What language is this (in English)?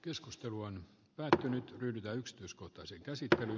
Finnish